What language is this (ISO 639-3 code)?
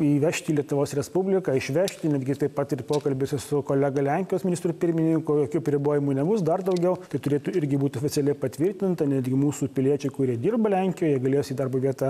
lit